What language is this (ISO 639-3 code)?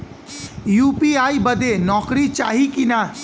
bho